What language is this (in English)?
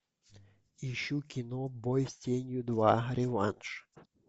Russian